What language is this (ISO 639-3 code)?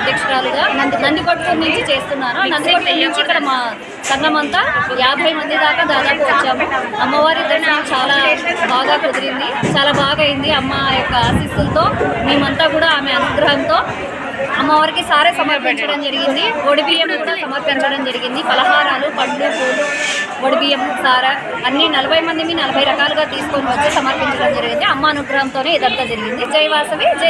tel